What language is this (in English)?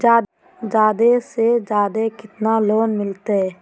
Magahi